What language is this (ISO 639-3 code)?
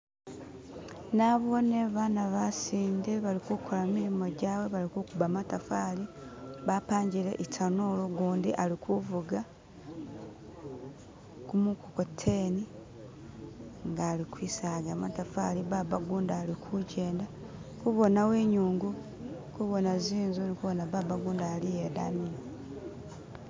myx